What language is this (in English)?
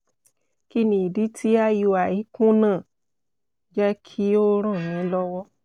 Yoruba